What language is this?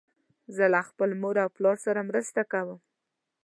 Pashto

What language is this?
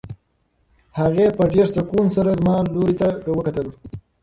Pashto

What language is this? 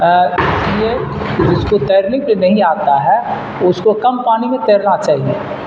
Urdu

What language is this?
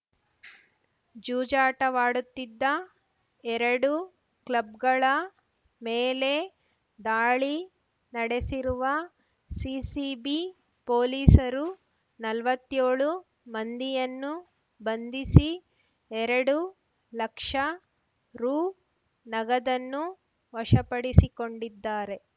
Kannada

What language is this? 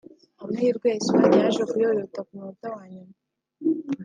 Kinyarwanda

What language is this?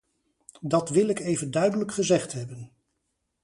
Dutch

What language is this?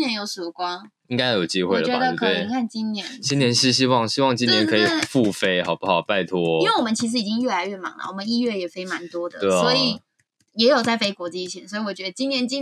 Chinese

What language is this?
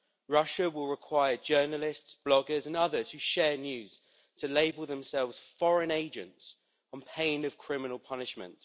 English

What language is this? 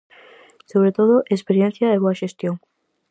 Galician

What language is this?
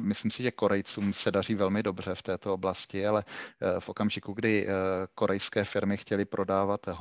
Czech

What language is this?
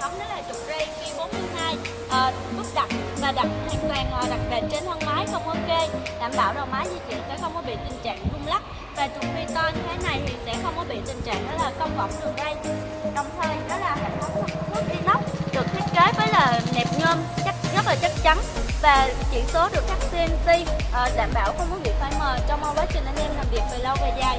Vietnamese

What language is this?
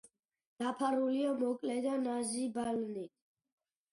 Georgian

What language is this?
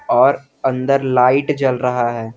Hindi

